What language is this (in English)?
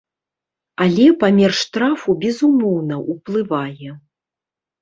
Belarusian